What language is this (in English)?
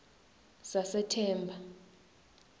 Swati